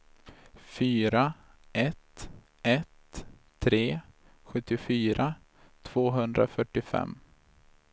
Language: Swedish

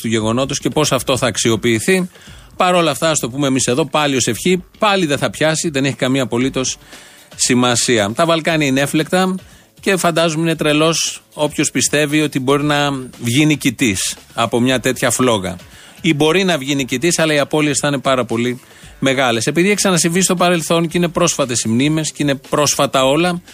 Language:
Greek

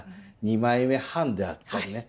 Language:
Japanese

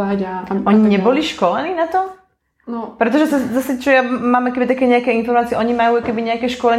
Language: Slovak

